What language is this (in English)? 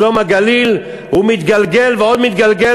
Hebrew